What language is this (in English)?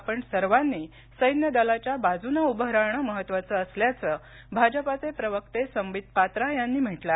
Marathi